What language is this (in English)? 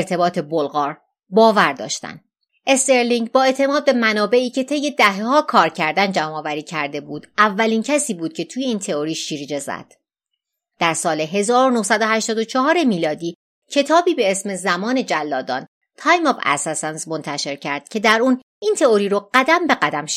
Persian